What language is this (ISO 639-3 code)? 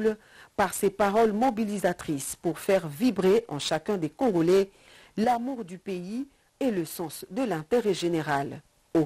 fra